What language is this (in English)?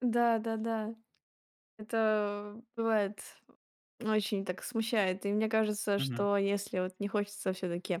Russian